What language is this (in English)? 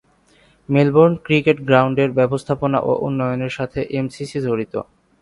Bangla